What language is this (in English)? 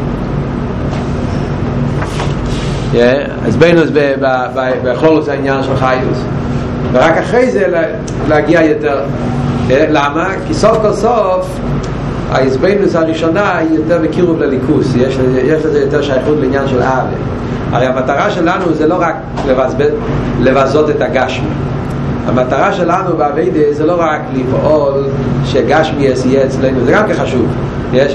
Hebrew